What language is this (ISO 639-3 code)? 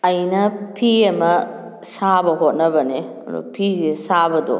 mni